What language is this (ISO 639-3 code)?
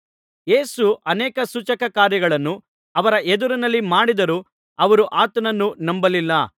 kan